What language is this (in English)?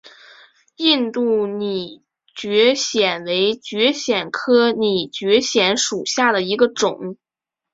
Chinese